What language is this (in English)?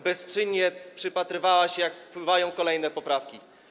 Polish